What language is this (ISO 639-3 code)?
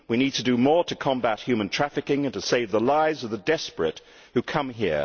eng